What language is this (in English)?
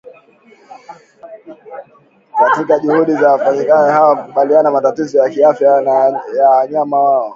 Swahili